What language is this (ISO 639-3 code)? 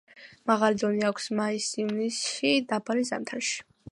kat